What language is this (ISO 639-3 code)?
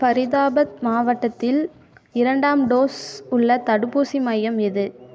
tam